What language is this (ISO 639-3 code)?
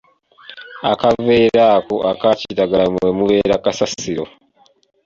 lug